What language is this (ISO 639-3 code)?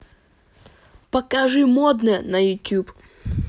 rus